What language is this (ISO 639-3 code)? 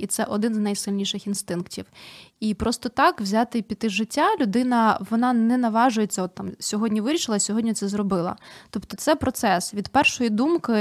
ukr